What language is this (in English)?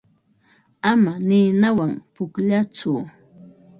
Ambo-Pasco Quechua